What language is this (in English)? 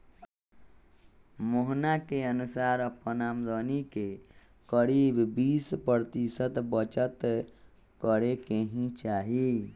Magahi